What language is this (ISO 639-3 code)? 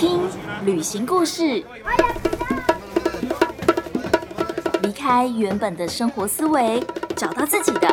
zho